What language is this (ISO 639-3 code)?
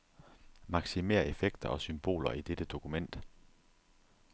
dan